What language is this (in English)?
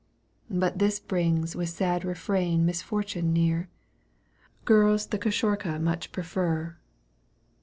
English